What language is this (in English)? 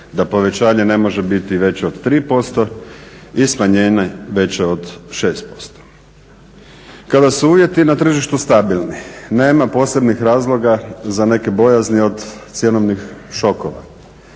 Croatian